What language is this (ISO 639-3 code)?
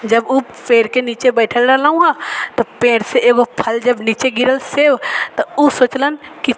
mai